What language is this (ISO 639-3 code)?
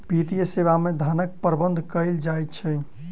mai